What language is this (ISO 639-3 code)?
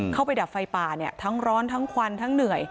tha